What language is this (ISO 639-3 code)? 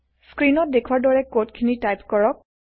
asm